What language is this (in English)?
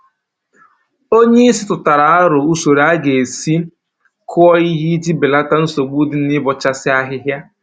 Igbo